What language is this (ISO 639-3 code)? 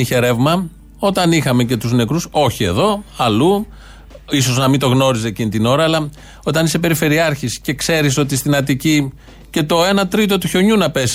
ell